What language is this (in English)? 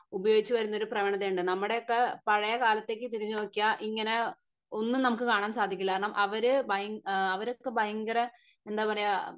Malayalam